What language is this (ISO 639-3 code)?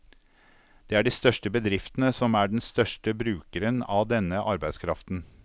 nor